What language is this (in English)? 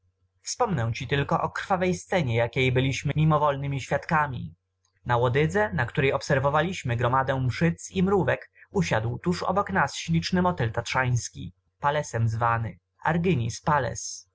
Polish